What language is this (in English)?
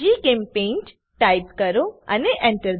Gujarati